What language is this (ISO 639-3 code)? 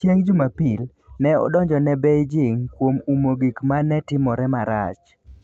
luo